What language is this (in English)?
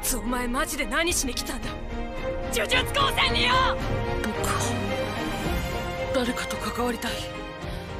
Japanese